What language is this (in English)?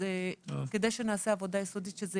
Hebrew